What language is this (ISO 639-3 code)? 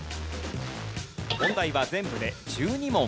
jpn